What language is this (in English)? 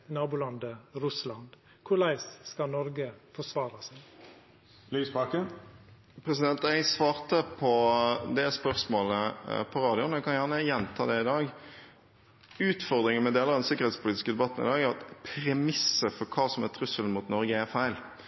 Norwegian